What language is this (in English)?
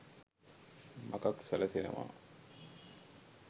Sinhala